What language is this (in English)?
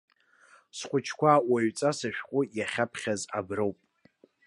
Abkhazian